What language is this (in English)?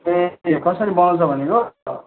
Nepali